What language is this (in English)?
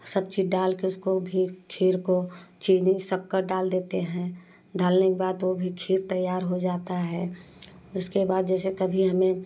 Hindi